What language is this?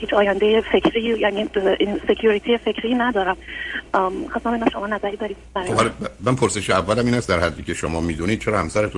Persian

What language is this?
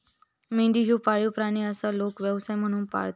Marathi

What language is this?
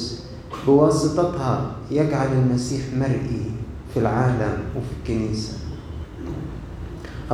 Arabic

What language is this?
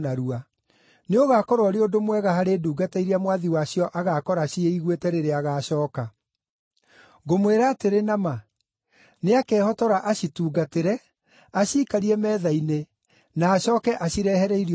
Kikuyu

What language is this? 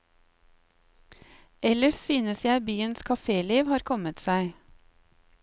Norwegian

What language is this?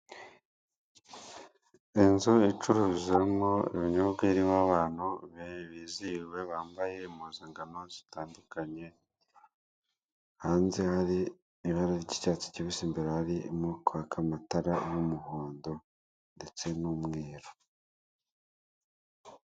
Kinyarwanda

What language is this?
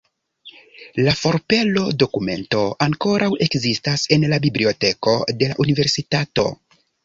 Esperanto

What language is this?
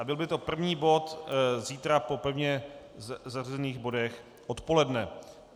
Czech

